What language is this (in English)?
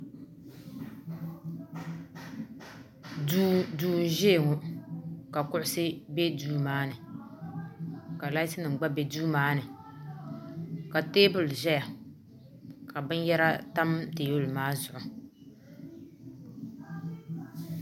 Dagbani